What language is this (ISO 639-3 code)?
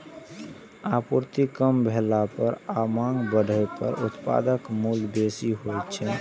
mai